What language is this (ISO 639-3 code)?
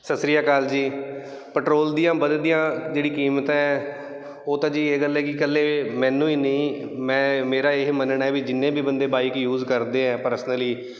pan